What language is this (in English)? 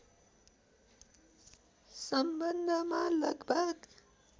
Nepali